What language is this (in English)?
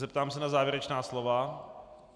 Czech